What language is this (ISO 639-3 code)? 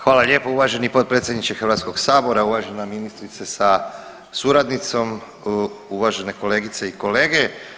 hrv